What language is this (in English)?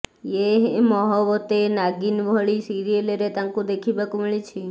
Odia